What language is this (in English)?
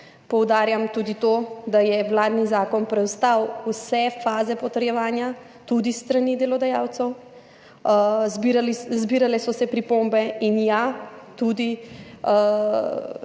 Slovenian